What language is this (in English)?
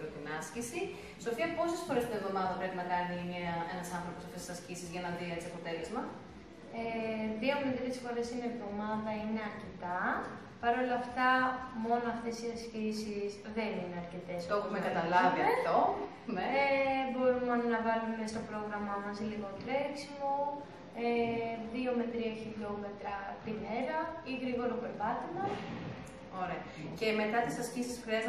Greek